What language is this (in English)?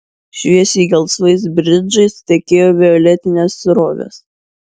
Lithuanian